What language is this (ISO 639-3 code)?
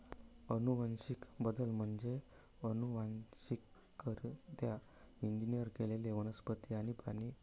mar